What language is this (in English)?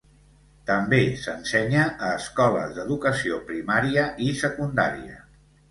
Catalan